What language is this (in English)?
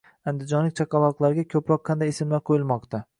Uzbek